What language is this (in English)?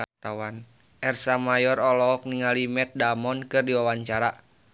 Sundanese